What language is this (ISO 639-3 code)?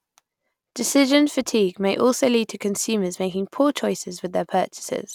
eng